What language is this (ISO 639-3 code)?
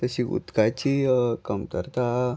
kok